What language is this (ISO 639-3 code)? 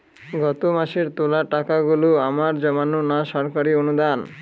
ben